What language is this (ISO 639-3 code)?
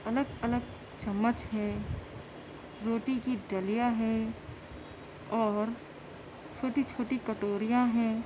urd